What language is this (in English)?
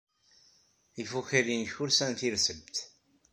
Kabyle